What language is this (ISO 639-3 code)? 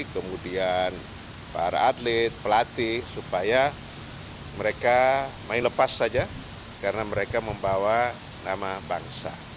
ind